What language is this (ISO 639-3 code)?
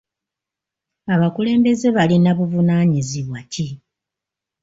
lug